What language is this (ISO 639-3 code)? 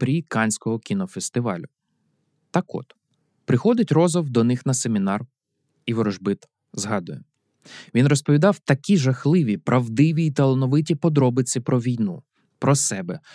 ukr